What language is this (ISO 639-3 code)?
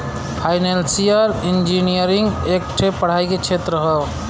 bho